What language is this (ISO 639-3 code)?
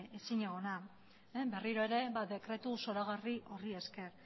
eus